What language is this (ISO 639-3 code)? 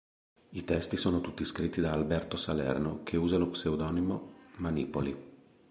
ita